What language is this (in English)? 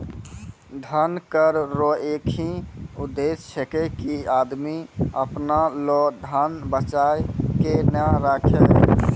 Maithili